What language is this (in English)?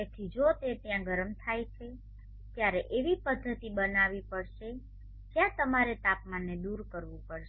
Gujarati